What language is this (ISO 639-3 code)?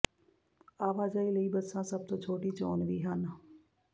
pan